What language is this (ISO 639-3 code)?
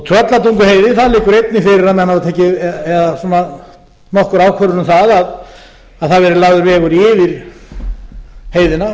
isl